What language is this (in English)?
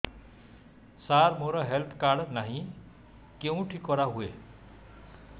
Odia